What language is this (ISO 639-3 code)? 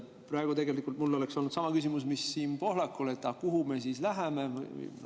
est